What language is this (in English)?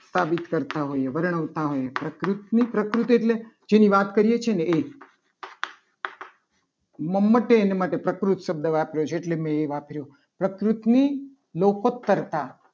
Gujarati